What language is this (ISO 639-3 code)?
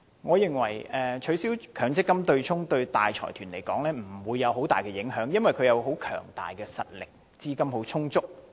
yue